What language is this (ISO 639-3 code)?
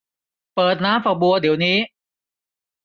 tha